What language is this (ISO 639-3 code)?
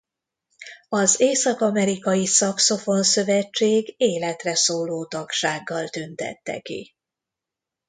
hun